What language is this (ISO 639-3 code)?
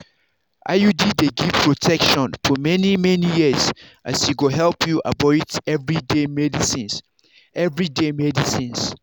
pcm